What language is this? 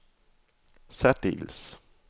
Danish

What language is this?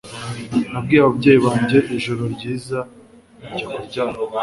Kinyarwanda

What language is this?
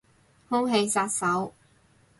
Cantonese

